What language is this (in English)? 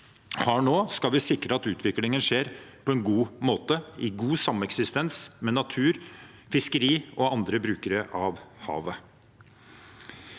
Norwegian